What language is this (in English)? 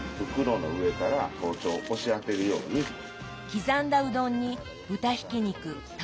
Japanese